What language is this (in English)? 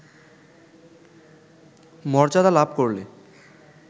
Bangla